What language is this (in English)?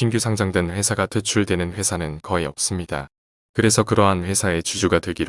Korean